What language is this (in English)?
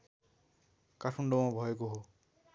Nepali